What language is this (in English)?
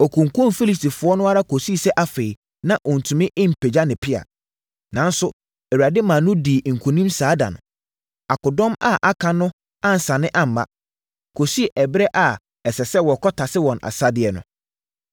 Akan